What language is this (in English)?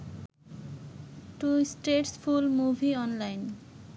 Bangla